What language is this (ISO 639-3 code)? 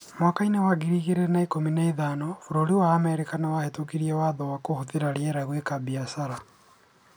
kik